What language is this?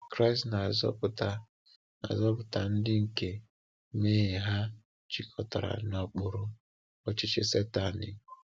Igbo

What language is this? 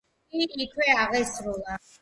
Georgian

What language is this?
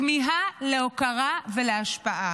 Hebrew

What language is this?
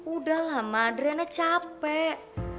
Indonesian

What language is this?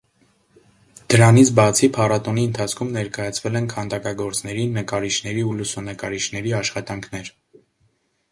Armenian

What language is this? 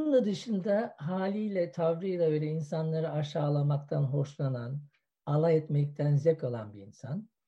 Turkish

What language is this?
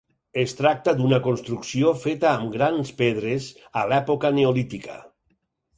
Catalan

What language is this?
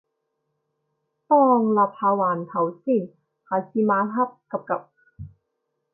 Cantonese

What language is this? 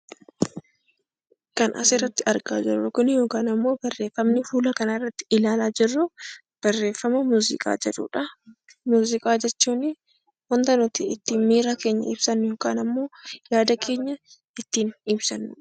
Oromo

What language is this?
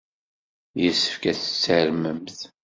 Kabyle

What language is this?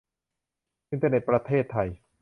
Thai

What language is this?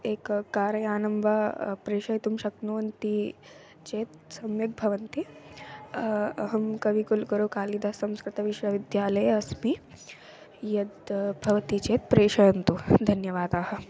Sanskrit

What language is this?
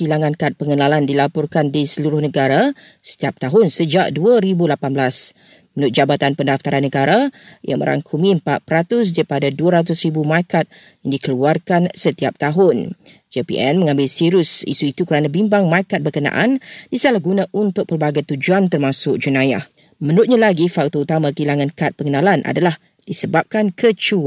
Malay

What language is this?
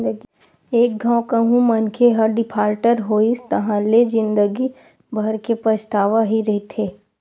Chhattisgarhi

